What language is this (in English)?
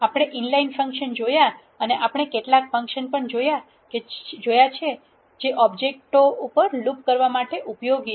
Gujarati